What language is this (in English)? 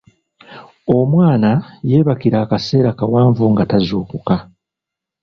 Ganda